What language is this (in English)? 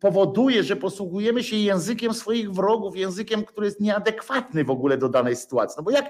Polish